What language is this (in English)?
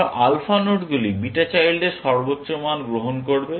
Bangla